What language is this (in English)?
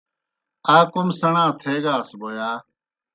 Kohistani Shina